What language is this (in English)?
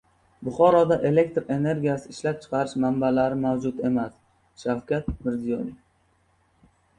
Uzbek